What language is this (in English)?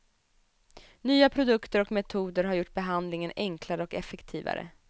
Swedish